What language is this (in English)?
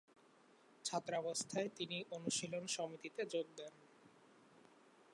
Bangla